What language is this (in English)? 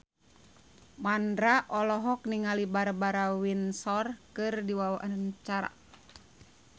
Sundanese